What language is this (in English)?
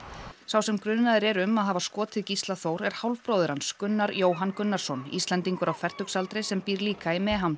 Icelandic